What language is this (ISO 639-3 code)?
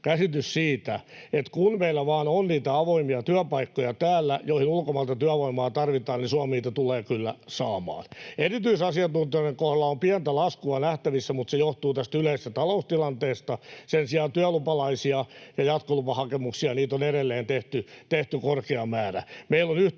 fin